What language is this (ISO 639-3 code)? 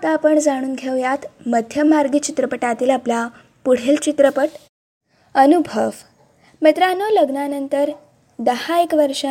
mar